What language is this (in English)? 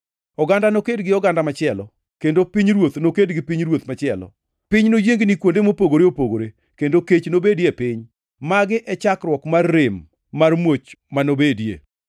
Luo (Kenya and Tanzania)